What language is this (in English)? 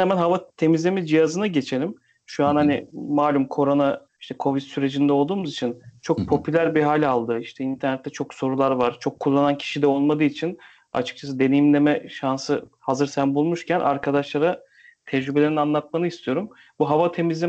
Turkish